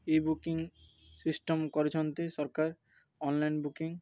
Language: Odia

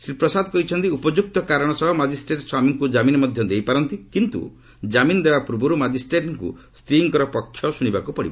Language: Odia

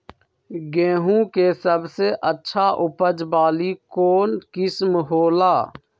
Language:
Magahi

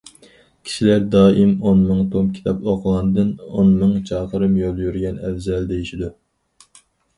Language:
Uyghur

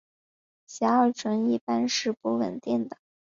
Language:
Chinese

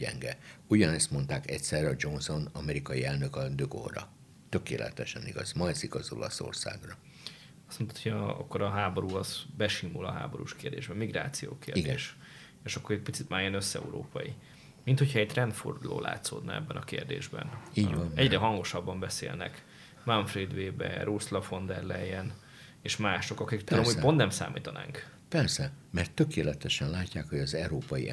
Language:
Hungarian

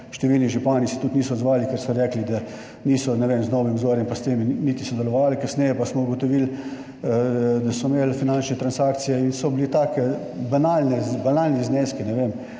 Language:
Slovenian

